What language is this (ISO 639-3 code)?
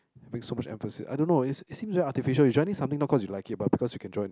eng